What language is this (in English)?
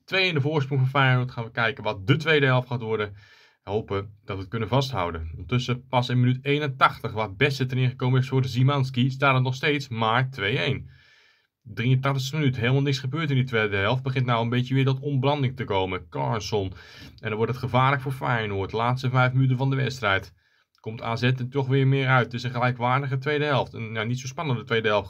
Dutch